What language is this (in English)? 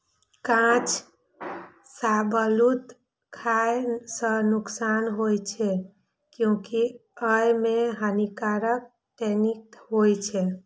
Maithili